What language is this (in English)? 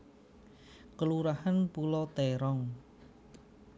Javanese